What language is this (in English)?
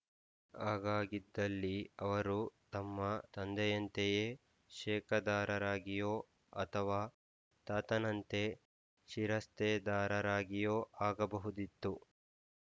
Kannada